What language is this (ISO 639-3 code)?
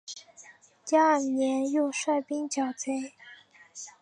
zho